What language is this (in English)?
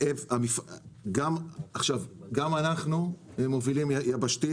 Hebrew